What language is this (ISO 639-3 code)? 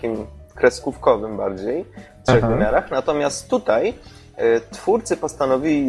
pol